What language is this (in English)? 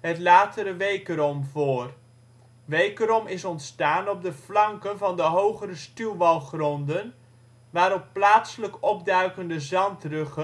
Dutch